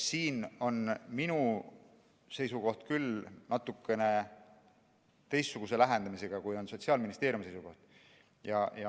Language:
Estonian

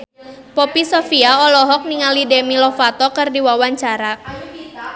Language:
Sundanese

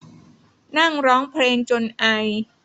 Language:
Thai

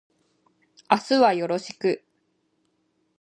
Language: Japanese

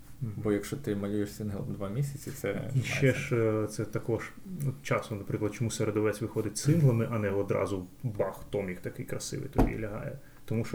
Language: Ukrainian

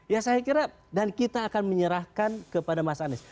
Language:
Indonesian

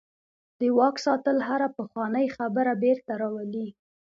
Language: Pashto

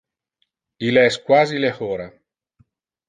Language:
Interlingua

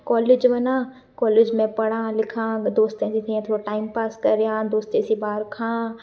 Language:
Sindhi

